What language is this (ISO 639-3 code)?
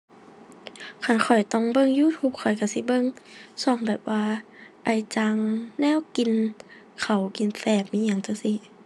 tha